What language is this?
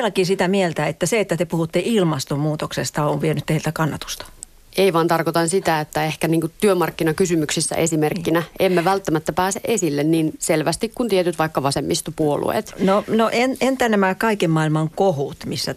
Finnish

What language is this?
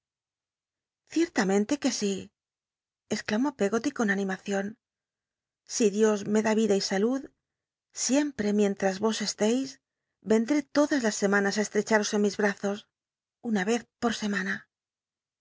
Spanish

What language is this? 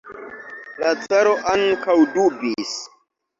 Esperanto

